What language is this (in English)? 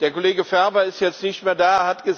German